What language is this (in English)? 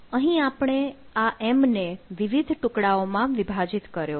Gujarati